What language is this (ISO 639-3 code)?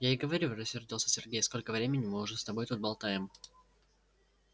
rus